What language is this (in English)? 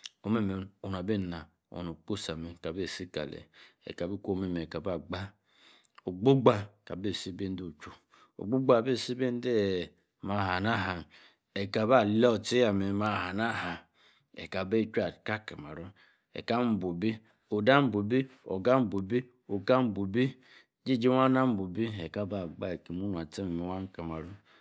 Yace